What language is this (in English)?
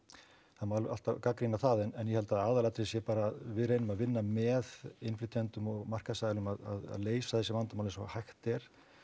Icelandic